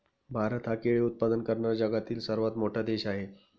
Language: Marathi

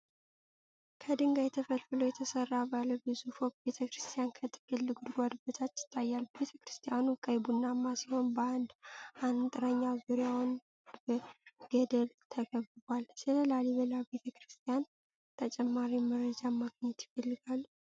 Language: Amharic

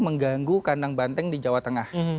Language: Indonesian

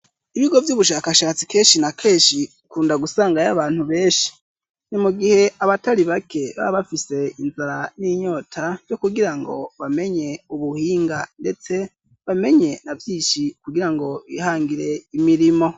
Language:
Rundi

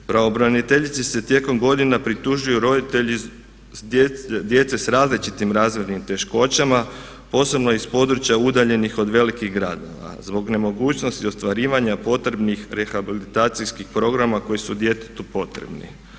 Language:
Croatian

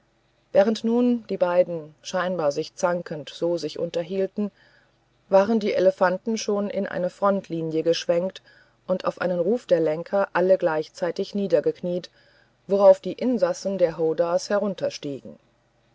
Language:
German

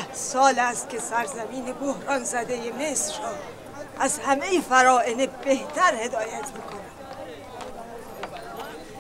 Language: Persian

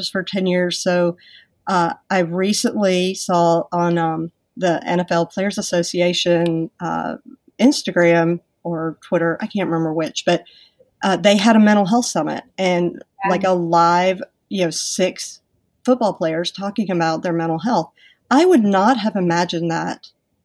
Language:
English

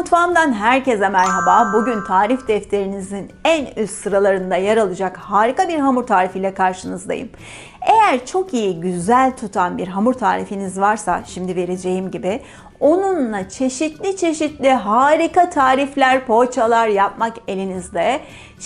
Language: Turkish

